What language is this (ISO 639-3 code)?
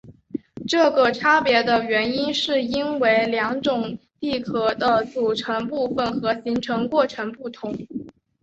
zho